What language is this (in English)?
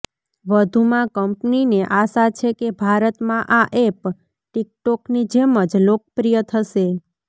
Gujarati